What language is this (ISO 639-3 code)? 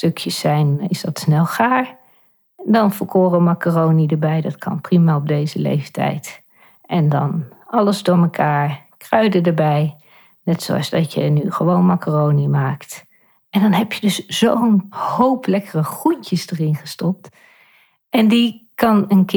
nld